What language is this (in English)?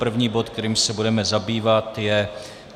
Czech